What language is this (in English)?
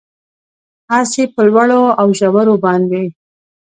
Pashto